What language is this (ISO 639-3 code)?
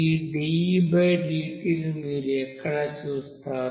tel